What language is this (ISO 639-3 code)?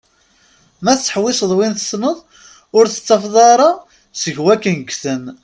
kab